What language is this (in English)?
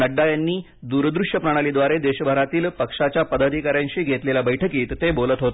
Marathi